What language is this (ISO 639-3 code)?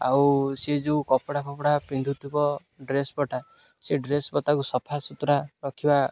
ori